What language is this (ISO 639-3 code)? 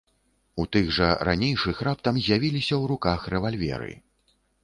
bel